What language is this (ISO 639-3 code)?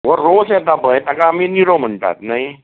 kok